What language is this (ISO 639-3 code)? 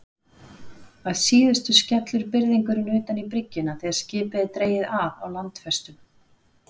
isl